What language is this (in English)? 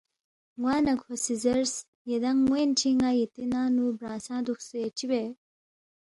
Balti